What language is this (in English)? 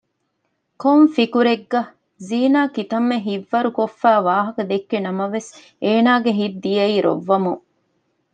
Divehi